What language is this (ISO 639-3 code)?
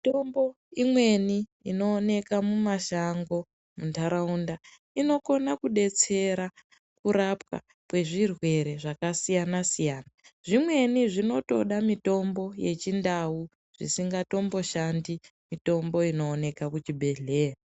ndc